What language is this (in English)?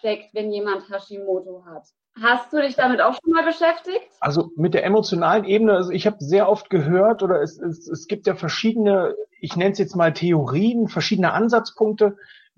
German